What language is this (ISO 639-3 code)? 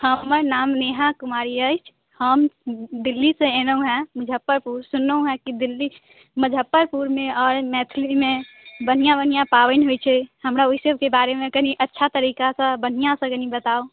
mai